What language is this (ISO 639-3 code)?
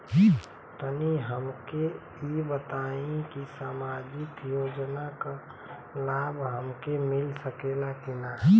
bho